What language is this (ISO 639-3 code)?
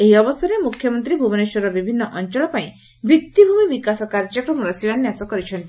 ori